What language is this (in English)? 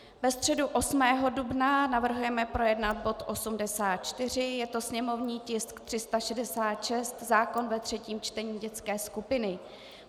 Czech